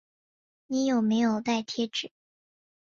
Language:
Chinese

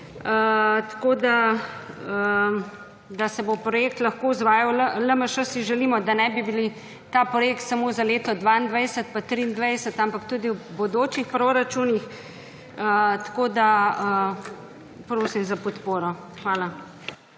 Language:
Slovenian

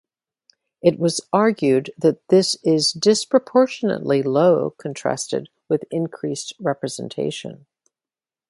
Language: English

